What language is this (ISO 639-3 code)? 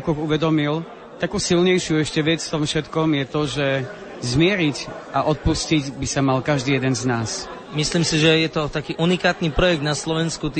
slk